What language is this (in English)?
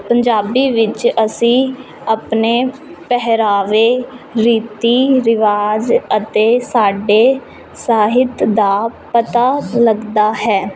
Punjabi